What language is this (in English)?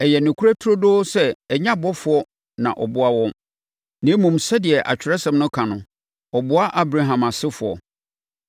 Akan